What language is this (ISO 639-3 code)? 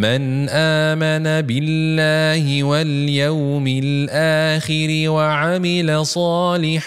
msa